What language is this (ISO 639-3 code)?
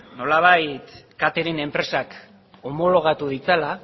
eus